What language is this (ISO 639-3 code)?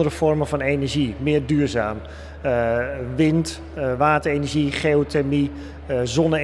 nld